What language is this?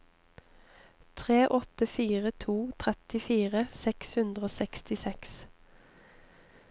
Norwegian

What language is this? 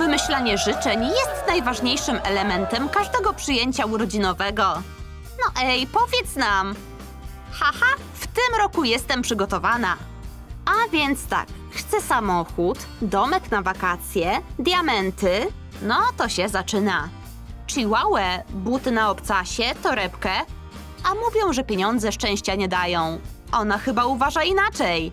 Polish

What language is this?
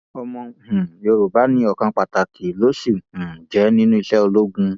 Yoruba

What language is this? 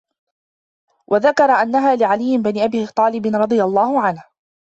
Arabic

